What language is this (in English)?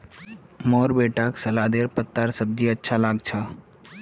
Magahi